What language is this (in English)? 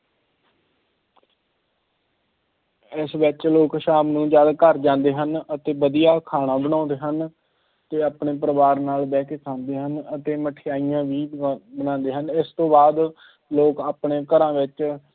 Punjabi